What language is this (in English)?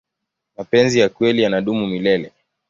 Swahili